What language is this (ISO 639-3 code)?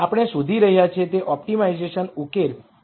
guj